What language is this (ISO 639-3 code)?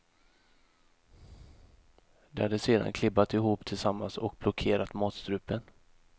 swe